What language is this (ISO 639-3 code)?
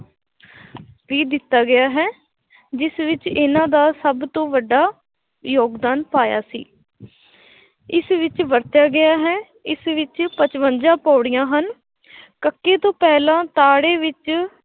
pan